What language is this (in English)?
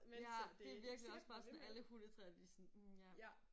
Danish